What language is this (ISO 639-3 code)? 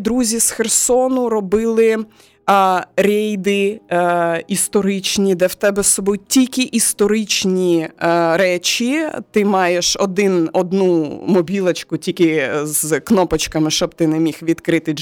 ukr